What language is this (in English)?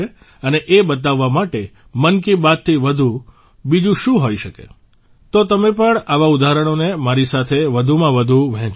Gujarati